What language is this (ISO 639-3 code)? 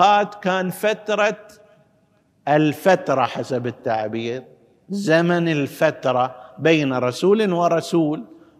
ara